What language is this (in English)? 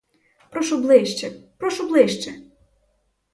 Ukrainian